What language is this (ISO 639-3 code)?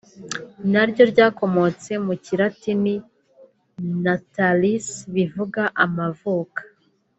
kin